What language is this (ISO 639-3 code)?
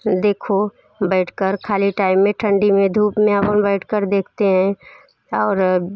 hin